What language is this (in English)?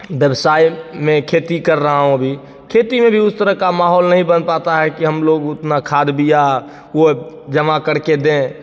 Hindi